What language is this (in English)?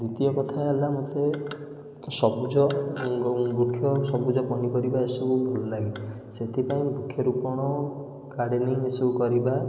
Odia